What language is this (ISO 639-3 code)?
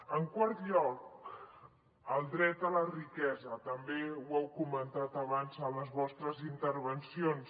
cat